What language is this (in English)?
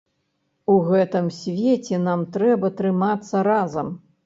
Belarusian